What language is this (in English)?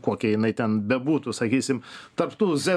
Lithuanian